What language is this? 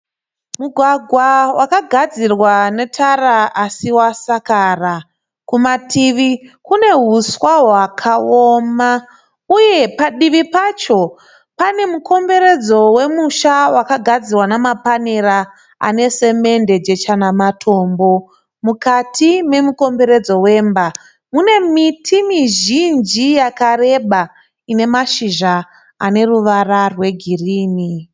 Shona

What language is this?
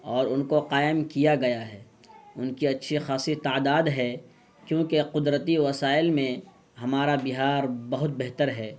Urdu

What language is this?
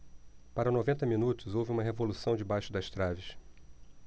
Portuguese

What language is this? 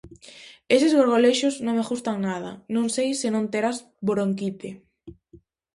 Galician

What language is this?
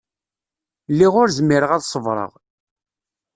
Kabyle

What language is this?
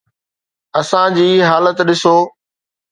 Sindhi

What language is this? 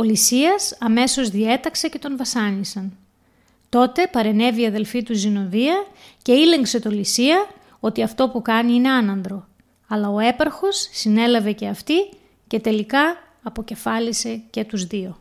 Greek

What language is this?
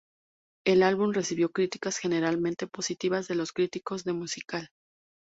Spanish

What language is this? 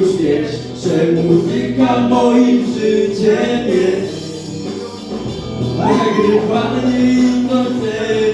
Polish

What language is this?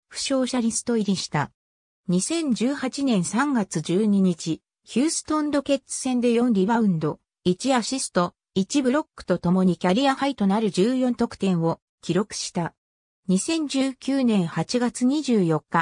Japanese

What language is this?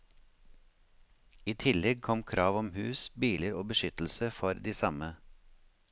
Norwegian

